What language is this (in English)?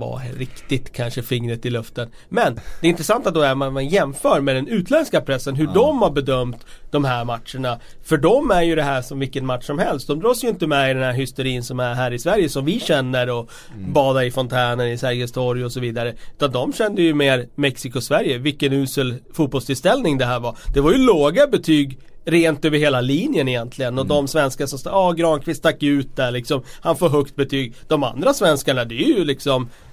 Swedish